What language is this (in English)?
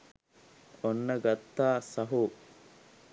Sinhala